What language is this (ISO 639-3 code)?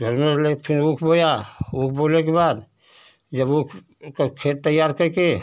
hin